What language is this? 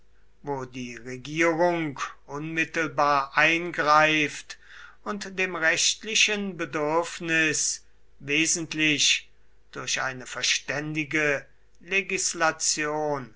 German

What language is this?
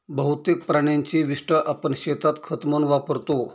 Marathi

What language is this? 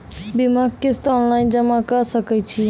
Maithili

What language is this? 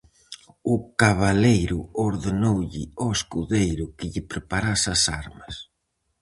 Galician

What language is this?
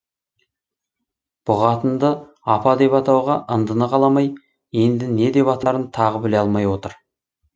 Kazakh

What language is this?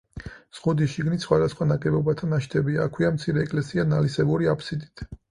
Georgian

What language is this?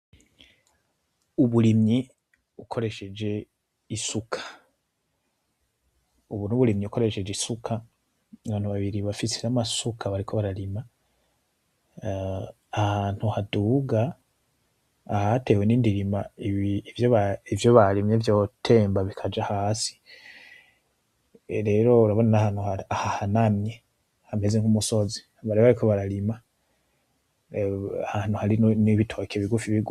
Rundi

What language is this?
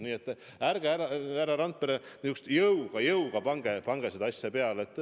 Estonian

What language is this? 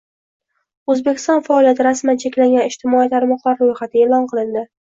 Uzbek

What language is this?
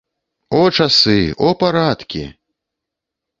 Belarusian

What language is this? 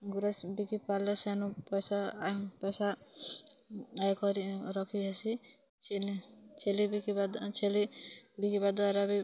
Odia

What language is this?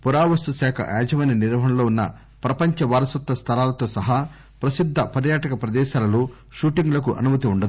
Telugu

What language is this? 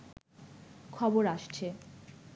Bangla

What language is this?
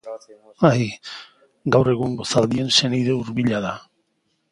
Basque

